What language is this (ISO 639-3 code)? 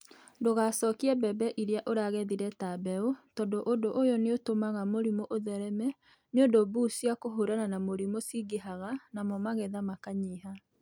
kik